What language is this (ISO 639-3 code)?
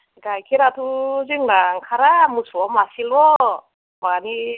brx